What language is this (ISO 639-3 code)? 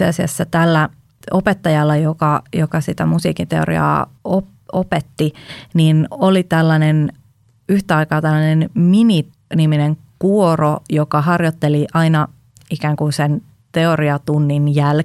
fin